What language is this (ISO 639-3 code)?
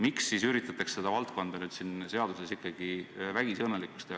est